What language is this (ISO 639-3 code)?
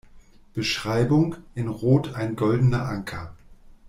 deu